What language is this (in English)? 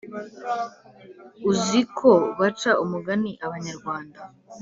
Kinyarwanda